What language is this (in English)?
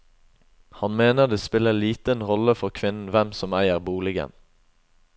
Norwegian